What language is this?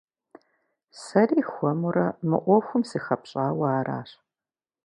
Kabardian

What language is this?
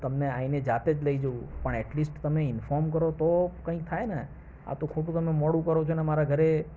Gujarati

